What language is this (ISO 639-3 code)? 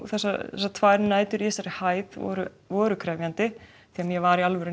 isl